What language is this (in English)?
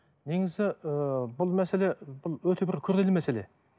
Kazakh